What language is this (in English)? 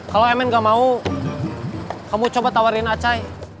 Indonesian